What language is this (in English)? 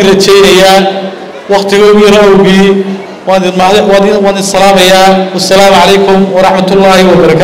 Arabic